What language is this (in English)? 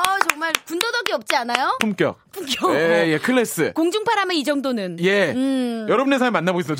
Korean